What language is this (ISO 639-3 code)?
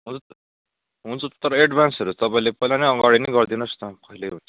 nep